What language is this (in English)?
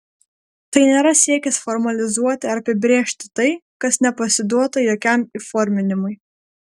Lithuanian